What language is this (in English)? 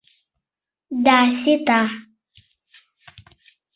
Mari